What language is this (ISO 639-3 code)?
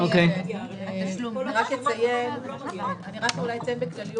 heb